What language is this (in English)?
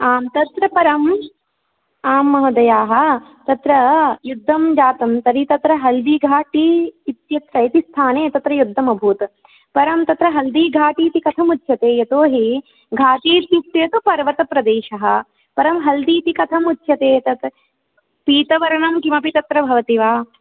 Sanskrit